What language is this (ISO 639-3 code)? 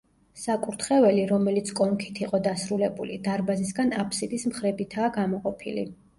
kat